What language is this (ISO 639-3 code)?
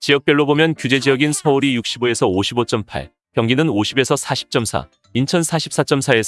kor